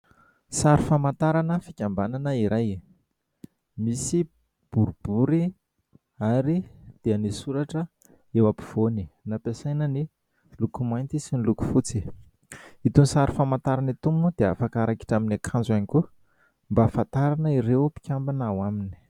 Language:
Malagasy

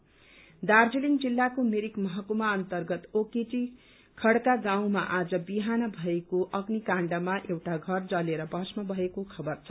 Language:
Nepali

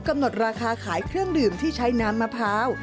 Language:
Thai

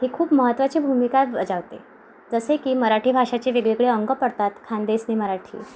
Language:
Marathi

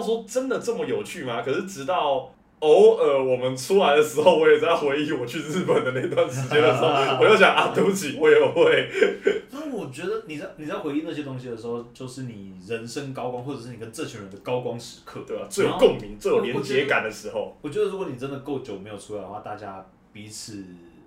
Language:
Chinese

